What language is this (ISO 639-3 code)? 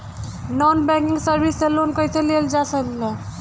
bho